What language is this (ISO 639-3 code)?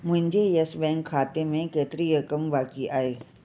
snd